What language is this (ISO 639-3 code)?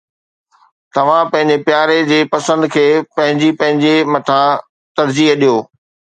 snd